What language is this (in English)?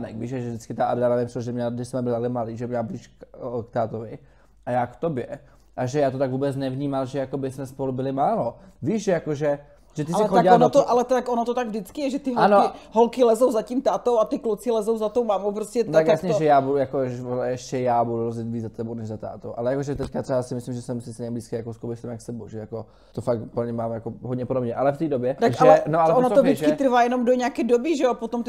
Czech